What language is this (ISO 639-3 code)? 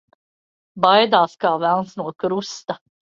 lav